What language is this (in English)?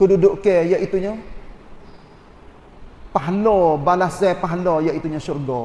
Malay